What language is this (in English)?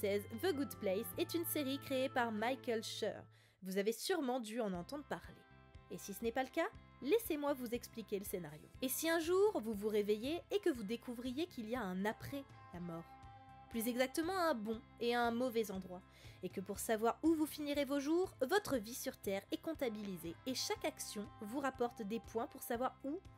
French